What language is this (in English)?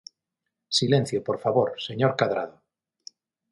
Galician